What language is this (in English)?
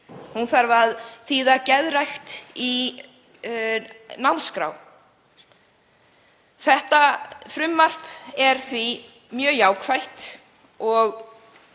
Icelandic